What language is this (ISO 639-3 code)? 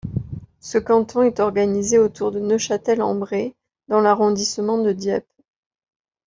fra